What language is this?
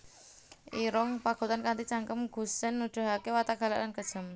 Javanese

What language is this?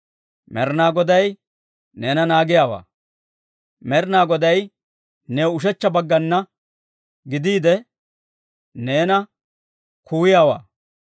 Dawro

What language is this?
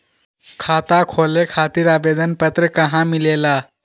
Magahi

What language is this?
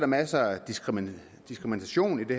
Danish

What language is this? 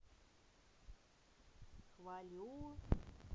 Russian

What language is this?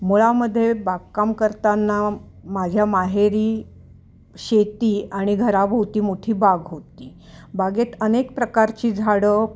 Marathi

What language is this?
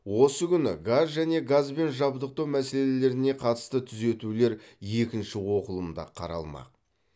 Kazakh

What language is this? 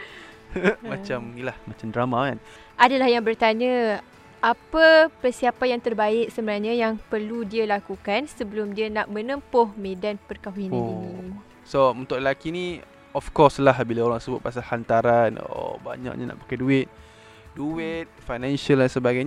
Malay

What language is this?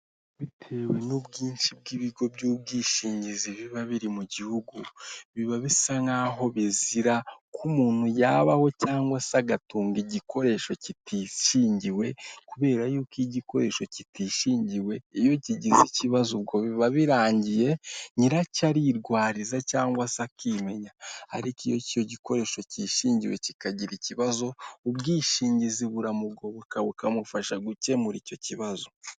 Kinyarwanda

